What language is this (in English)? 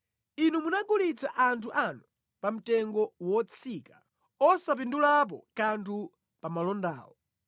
Nyanja